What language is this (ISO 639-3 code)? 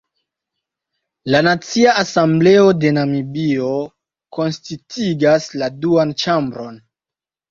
epo